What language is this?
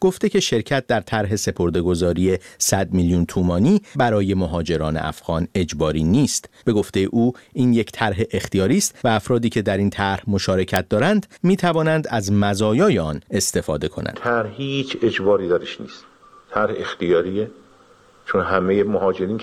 Persian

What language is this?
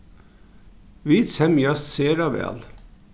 Faroese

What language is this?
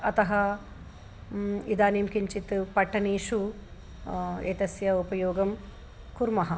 Sanskrit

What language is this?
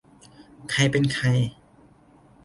Thai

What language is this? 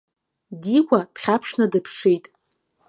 Abkhazian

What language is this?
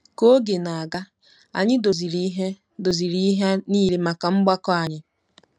Igbo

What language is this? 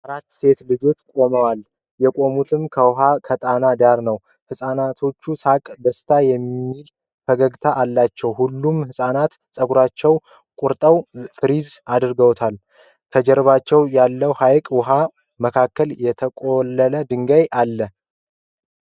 Amharic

